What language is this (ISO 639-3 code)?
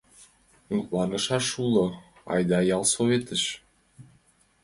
chm